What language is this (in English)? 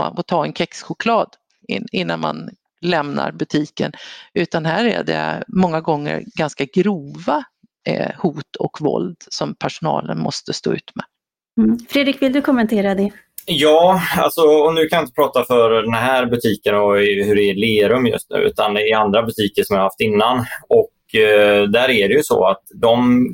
Swedish